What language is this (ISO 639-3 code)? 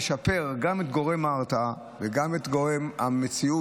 heb